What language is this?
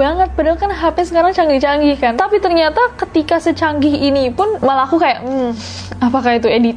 Indonesian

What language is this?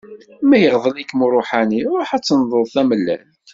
Kabyle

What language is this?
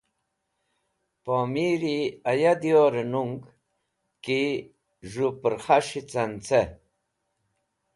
Wakhi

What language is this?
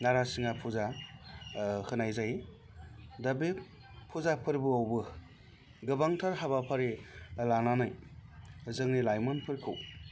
Bodo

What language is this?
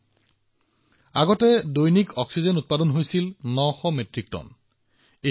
Assamese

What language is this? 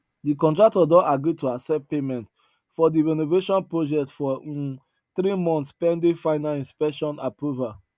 Nigerian Pidgin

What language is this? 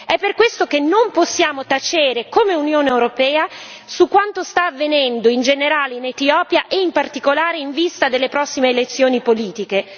Italian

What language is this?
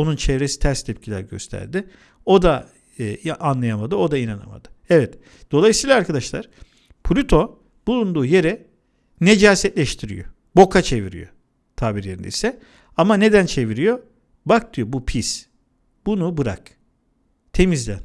Turkish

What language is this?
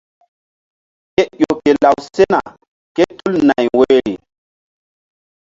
Mbum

